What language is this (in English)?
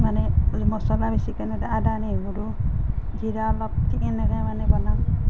Assamese